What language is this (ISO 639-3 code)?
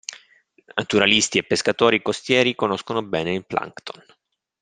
ita